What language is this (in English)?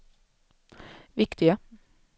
Swedish